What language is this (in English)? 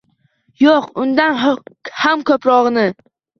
Uzbek